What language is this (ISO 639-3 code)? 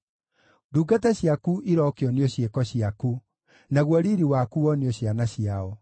kik